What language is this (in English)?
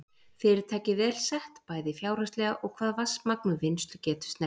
Icelandic